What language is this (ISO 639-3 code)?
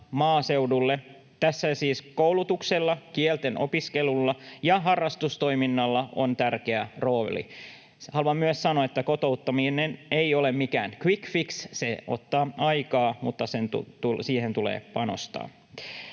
fin